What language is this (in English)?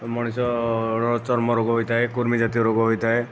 Odia